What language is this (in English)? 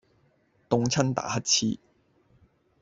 Cantonese